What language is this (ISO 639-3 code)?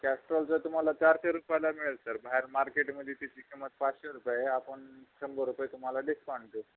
mar